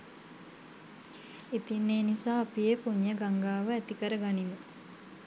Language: Sinhala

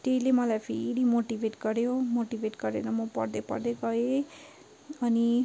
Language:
Nepali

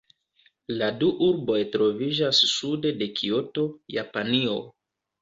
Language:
Esperanto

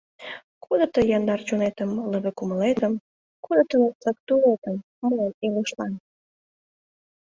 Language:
Mari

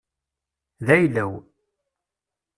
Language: Kabyle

